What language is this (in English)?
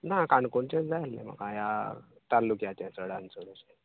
Konkani